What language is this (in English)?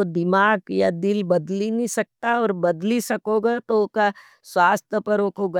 Nimadi